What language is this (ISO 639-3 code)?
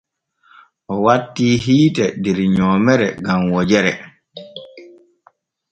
fue